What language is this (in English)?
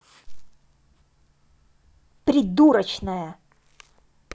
Russian